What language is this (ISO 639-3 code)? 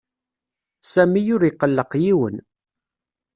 kab